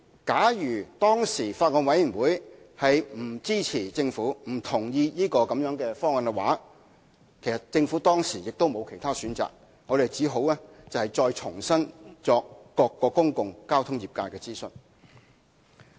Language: Cantonese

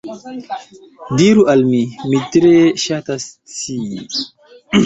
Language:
Esperanto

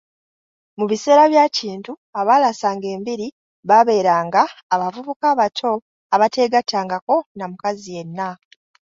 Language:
Ganda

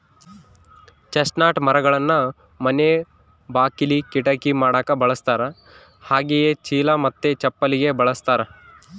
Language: Kannada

